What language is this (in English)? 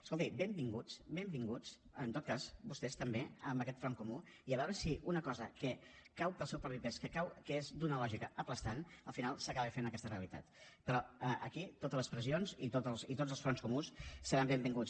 Catalan